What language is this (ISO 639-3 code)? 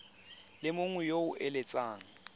tsn